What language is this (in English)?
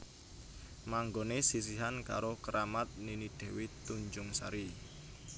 Javanese